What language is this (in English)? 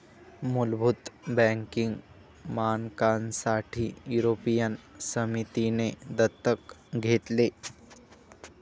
Marathi